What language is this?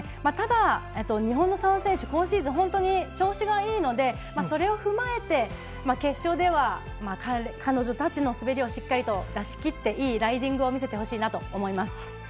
Japanese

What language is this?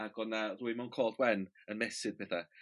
Welsh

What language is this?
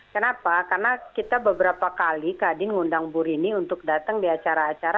Indonesian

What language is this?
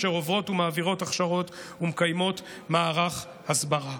Hebrew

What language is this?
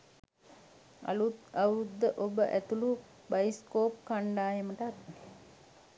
Sinhala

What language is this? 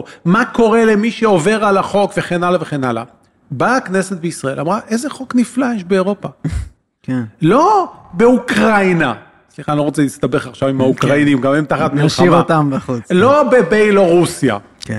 Hebrew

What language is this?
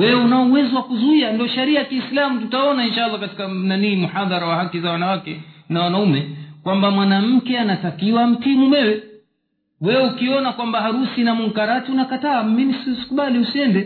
Swahili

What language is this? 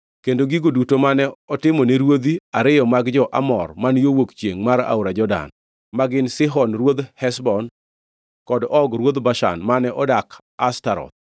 Luo (Kenya and Tanzania)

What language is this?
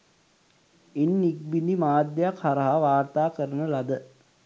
Sinhala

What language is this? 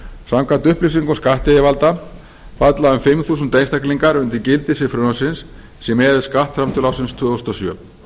Icelandic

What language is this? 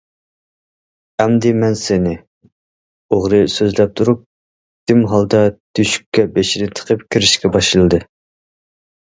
Uyghur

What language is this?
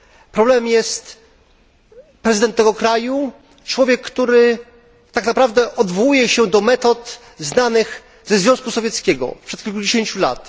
Polish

